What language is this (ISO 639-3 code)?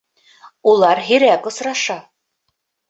bak